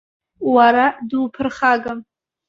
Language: Abkhazian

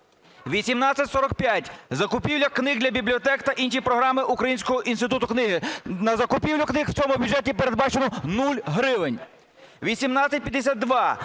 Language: Ukrainian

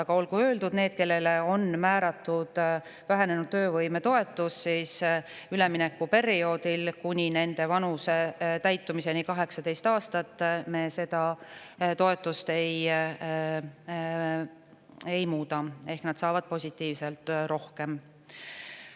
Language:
Estonian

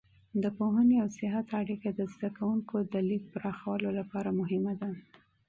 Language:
Pashto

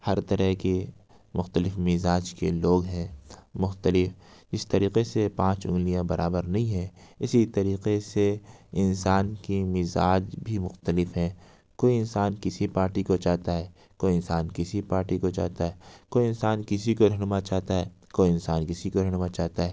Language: Urdu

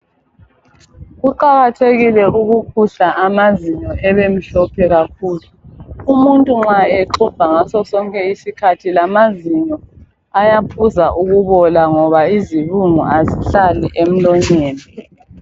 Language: North Ndebele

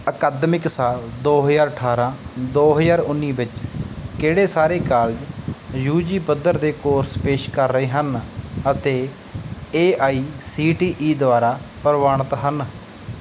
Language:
Punjabi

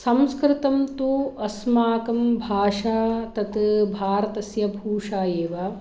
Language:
Sanskrit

